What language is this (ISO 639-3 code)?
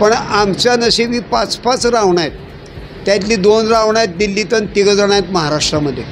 mar